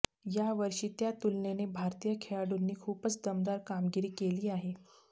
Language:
Marathi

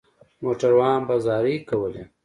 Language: Pashto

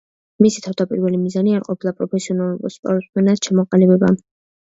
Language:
Georgian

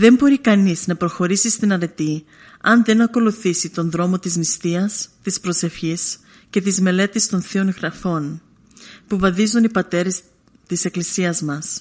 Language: Greek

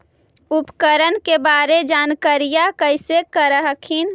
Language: Magahi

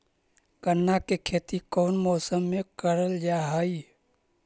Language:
Magahi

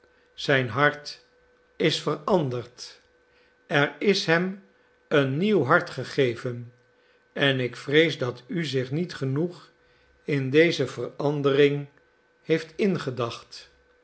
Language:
Dutch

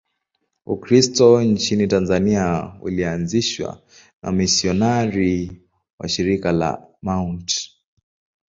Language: Swahili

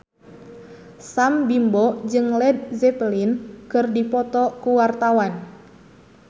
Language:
Sundanese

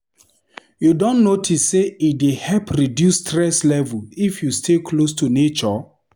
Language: Nigerian Pidgin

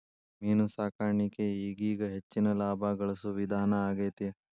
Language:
Kannada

